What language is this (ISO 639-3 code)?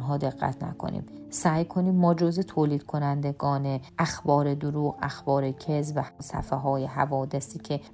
fas